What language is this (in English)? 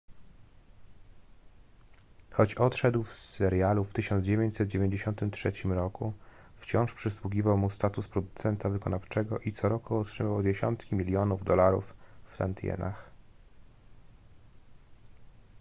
Polish